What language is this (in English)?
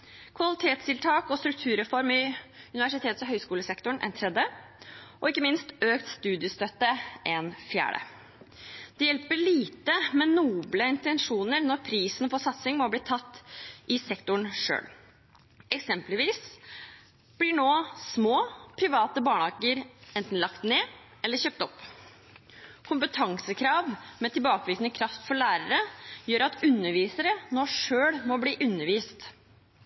Norwegian Bokmål